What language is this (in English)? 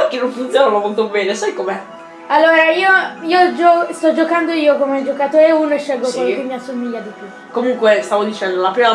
Italian